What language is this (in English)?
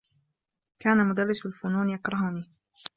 Arabic